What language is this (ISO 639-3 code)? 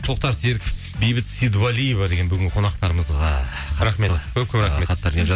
kaz